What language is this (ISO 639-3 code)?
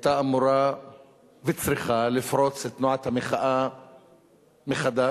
heb